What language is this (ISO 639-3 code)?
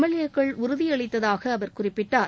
tam